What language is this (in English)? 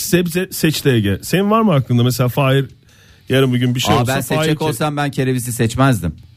Turkish